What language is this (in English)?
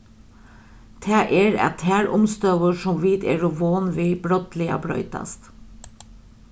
Faroese